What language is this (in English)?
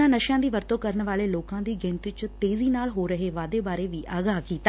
Punjabi